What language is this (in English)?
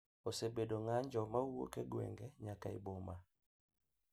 Luo (Kenya and Tanzania)